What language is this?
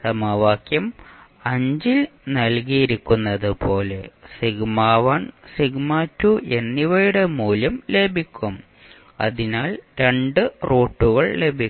Malayalam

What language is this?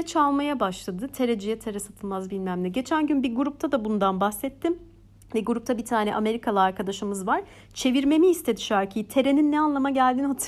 Turkish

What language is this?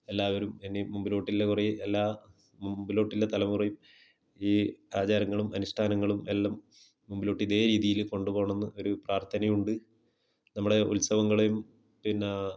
Malayalam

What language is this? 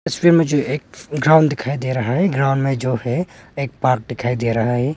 Hindi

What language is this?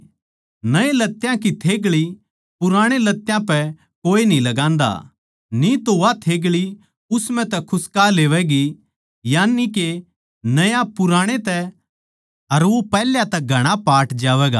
Haryanvi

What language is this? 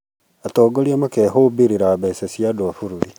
Kikuyu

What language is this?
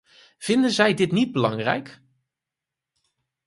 Dutch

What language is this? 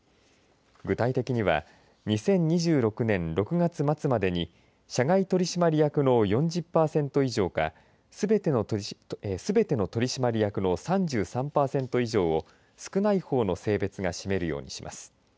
Japanese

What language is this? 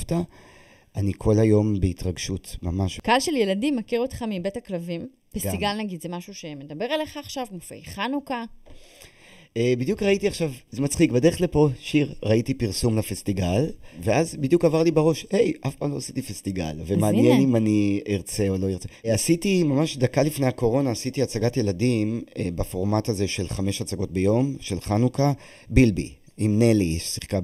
Hebrew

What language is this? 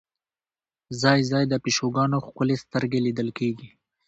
Pashto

